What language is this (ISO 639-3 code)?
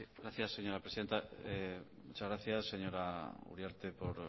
spa